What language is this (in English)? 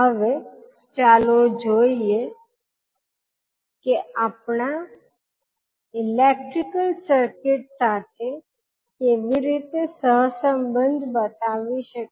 Gujarati